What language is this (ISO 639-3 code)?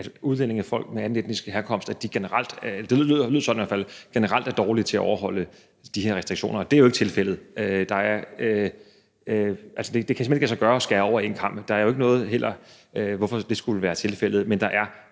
dan